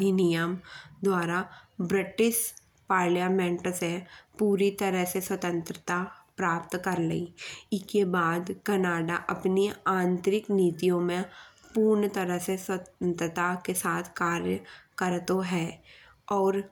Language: Bundeli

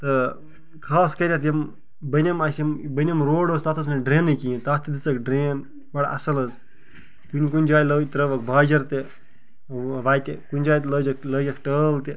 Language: Kashmiri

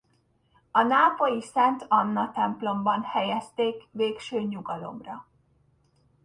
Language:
Hungarian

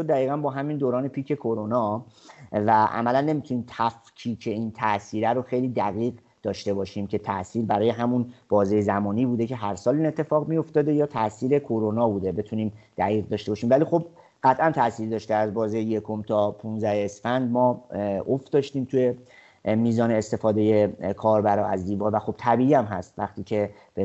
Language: Persian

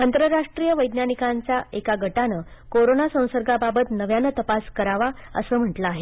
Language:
Marathi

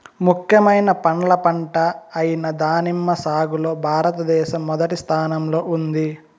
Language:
Telugu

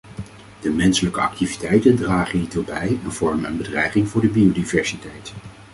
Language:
Dutch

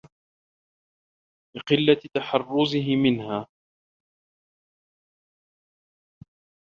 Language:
Arabic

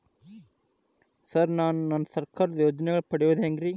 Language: Kannada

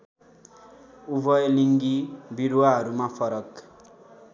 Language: Nepali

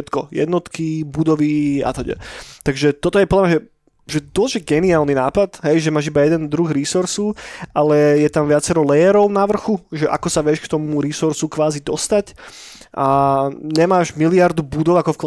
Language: Slovak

